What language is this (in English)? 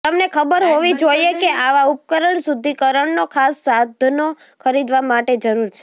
Gujarati